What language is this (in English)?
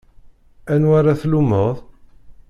Kabyle